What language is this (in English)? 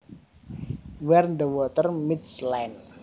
Javanese